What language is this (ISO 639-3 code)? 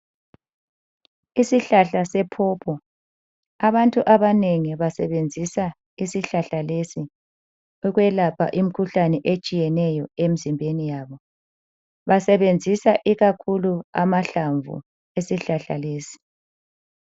nde